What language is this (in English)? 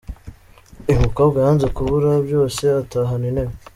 Kinyarwanda